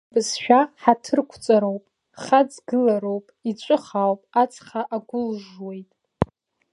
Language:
Abkhazian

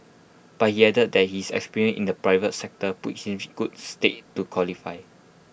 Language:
English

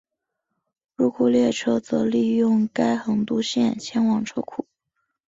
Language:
Chinese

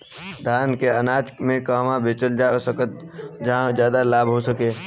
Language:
Bhojpuri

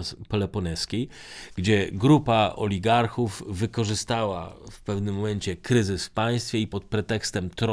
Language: Polish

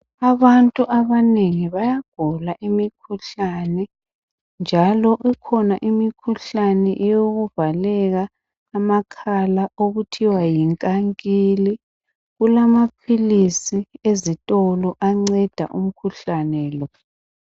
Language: North Ndebele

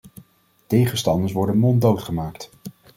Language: Dutch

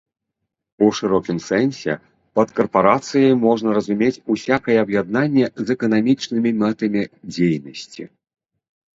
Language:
Belarusian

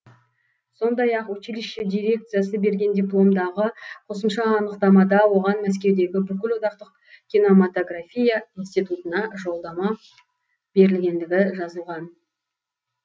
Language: Kazakh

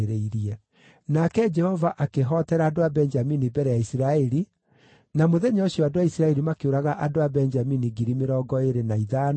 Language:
Kikuyu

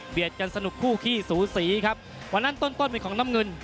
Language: Thai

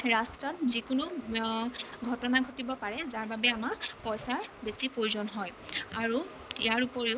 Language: Assamese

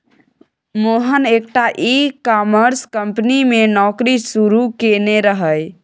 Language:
Maithili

